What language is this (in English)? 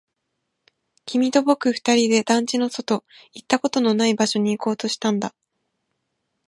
Japanese